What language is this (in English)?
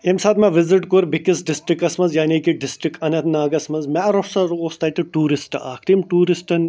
Kashmiri